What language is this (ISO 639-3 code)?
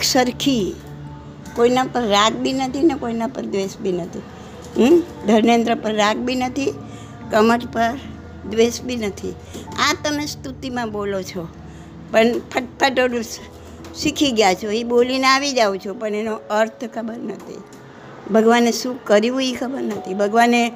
guj